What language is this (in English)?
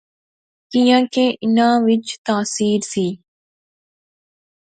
Pahari-Potwari